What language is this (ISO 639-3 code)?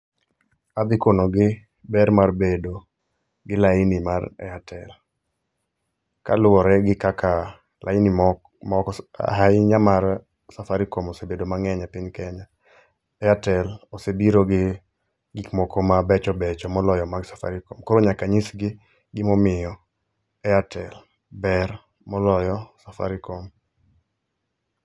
luo